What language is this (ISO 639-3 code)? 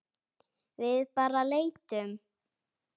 isl